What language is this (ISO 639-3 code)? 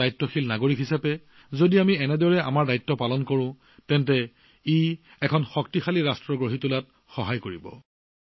asm